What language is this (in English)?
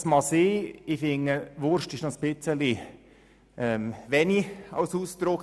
Swiss German